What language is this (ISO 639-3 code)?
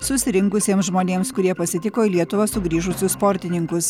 lit